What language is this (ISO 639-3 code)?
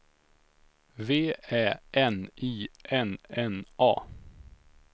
swe